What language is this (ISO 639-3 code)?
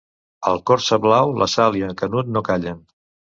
cat